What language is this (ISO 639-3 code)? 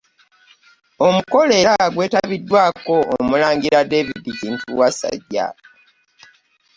lug